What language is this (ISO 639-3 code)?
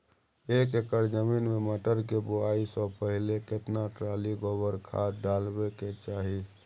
mai